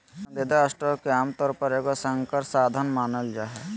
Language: Magahi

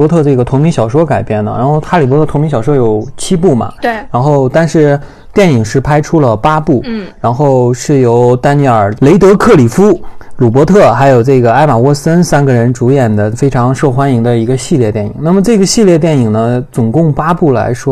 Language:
Chinese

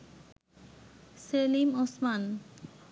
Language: Bangla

